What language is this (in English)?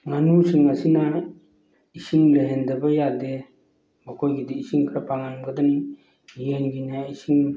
Manipuri